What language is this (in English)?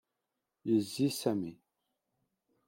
Kabyle